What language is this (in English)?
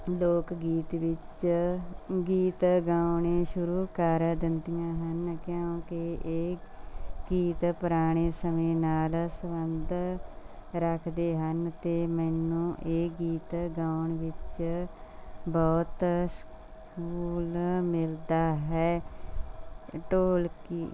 Punjabi